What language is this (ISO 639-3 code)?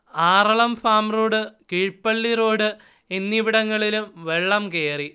mal